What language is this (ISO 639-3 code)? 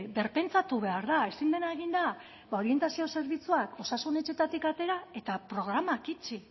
eus